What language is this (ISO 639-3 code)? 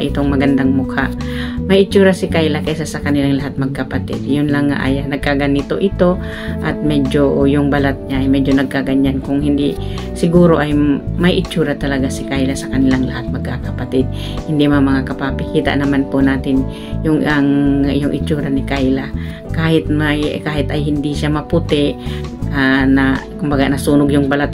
fil